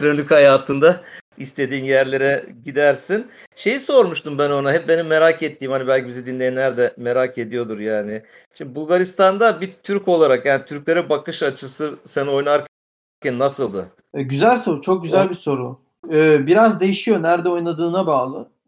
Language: Turkish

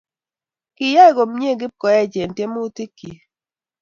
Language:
Kalenjin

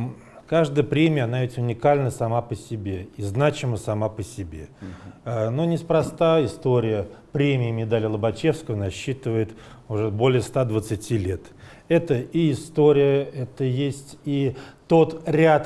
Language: Russian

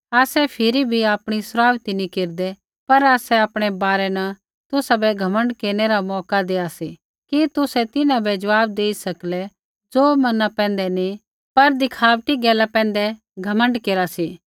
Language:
Kullu Pahari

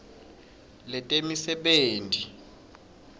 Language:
Swati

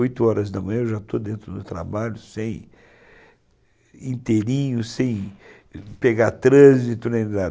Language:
Portuguese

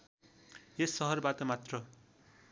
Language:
Nepali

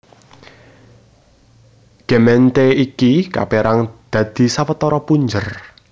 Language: Javanese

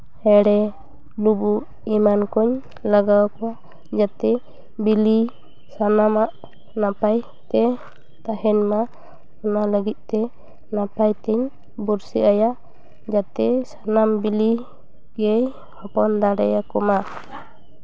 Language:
Santali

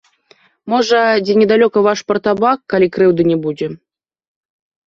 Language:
Belarusian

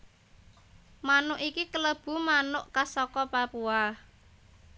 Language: Javanese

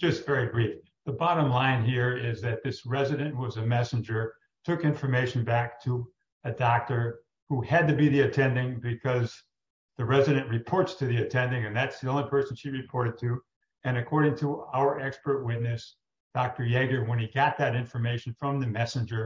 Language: English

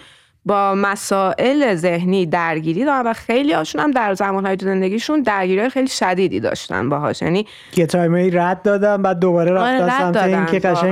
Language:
Persian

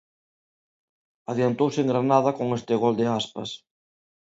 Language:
Galician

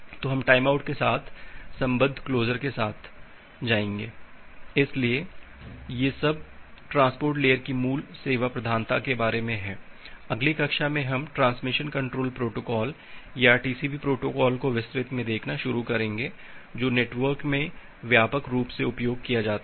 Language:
Hindi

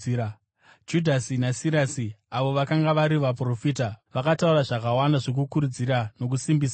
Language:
Shona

